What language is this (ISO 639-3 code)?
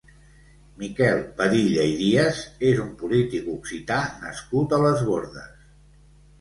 cat